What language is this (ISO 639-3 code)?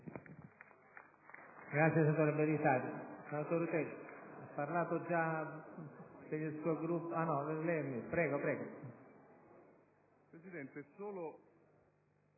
ita